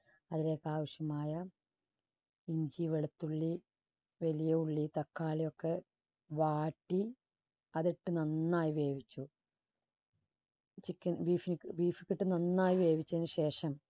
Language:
Malayalam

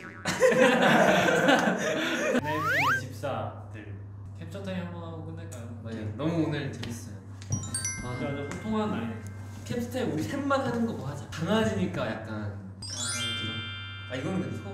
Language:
Korean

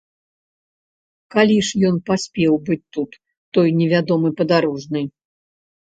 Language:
Belarusian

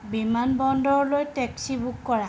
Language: Assamese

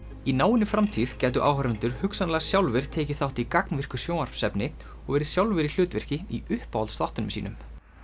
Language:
Icelandic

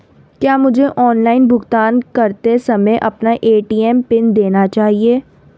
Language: Hindi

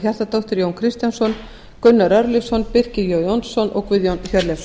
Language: Icelandic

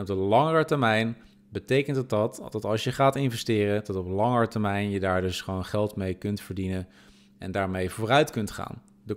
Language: Dutch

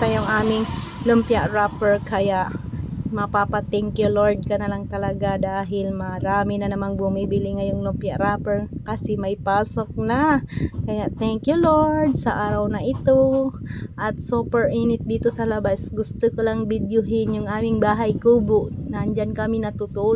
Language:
Filipino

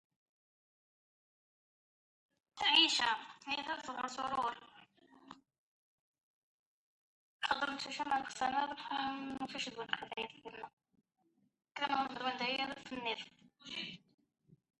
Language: French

